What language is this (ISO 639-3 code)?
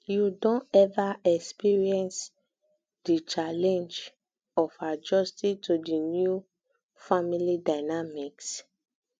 pcm